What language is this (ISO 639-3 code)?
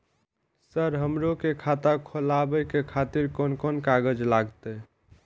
mai